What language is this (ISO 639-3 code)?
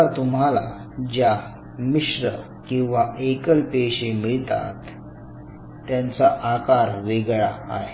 mar